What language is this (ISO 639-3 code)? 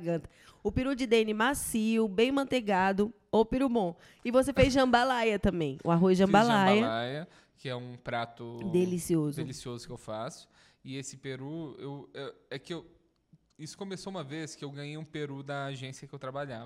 por